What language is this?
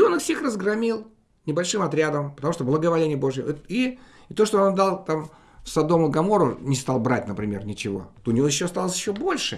Russian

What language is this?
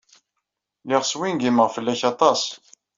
Kabyle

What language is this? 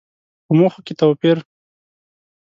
Pashto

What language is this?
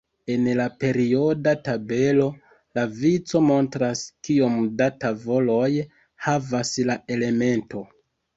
Esperanto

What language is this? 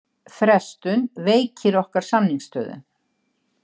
Icelandic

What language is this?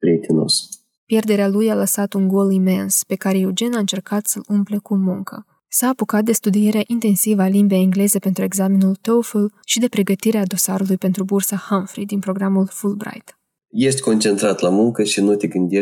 Romanian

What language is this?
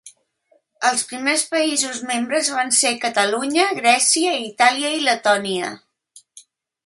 Catalan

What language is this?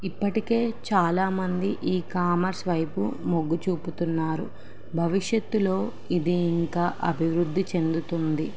Telugu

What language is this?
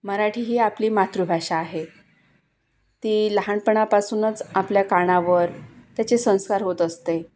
Marathi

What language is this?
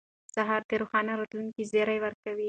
Pashto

